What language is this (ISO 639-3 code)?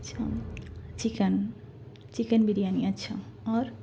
urd